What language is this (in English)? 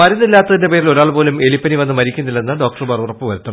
Malayalam